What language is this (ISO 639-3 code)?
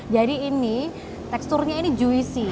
ind